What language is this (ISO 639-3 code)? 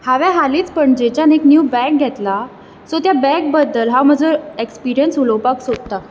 kok